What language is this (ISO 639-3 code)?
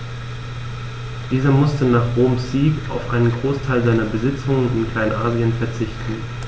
deu